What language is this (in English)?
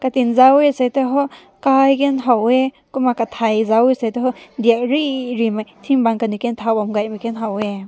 Rongmei Naga